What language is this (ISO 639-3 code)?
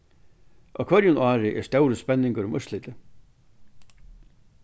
fao